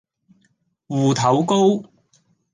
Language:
Cantonese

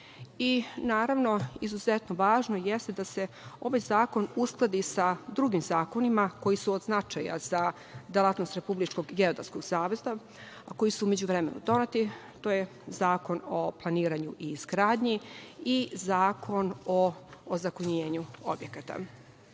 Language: Serbian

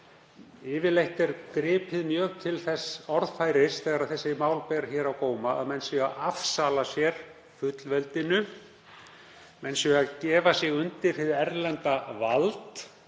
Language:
Icelandic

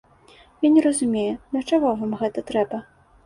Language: Belarusian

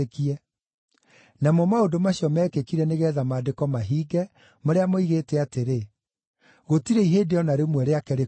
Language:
Kikuyu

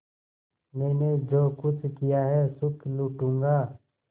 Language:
Hindi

